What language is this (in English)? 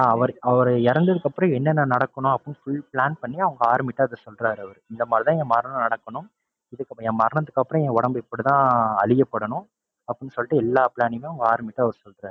Tamil